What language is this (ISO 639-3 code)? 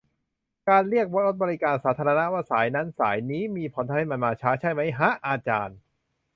tha